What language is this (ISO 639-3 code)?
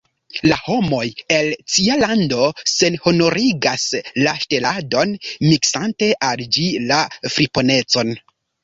epo